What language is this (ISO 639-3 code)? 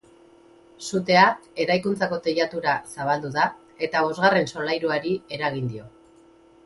eus